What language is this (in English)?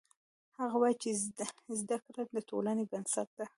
Pashto